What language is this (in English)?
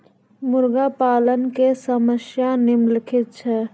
Maithili